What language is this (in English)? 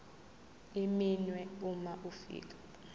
Zulu